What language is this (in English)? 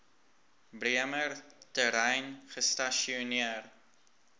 Afrikaans